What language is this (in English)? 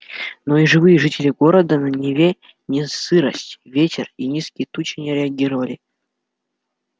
Russian